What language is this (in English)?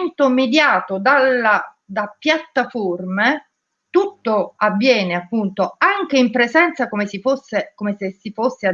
Italian